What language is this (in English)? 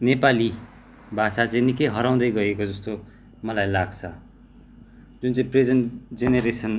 Nepali